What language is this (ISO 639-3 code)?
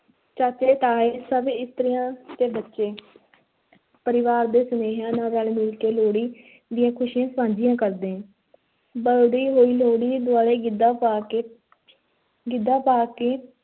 pan